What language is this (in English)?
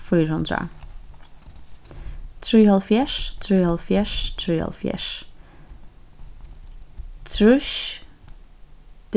Faroese